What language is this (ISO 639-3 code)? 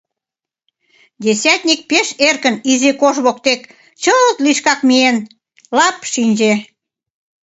chm